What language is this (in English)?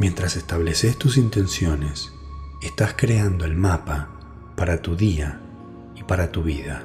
Spanish